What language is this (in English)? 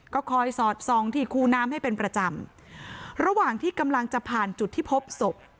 Thai